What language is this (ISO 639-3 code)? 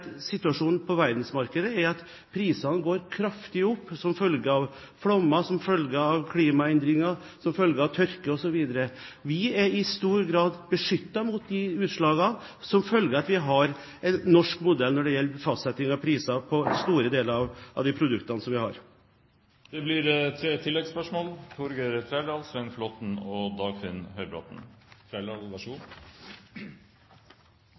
nor